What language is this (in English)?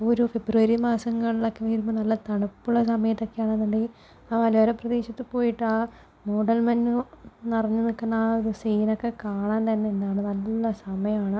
Malayalam